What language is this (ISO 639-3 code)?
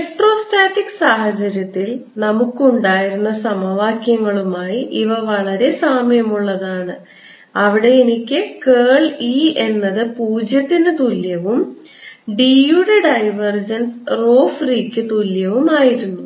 mal